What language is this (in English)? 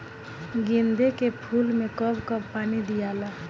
Bhojpuri